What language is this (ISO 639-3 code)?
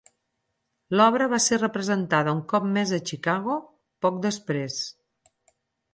cat